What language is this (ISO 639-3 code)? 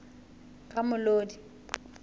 sot